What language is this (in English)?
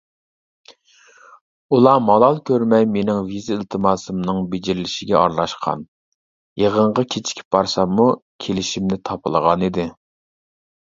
Uyghur